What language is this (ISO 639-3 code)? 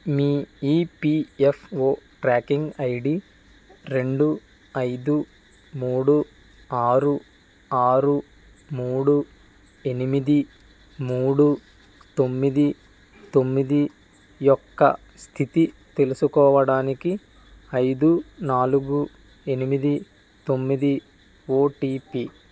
tel